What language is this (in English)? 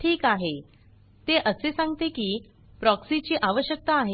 Marathi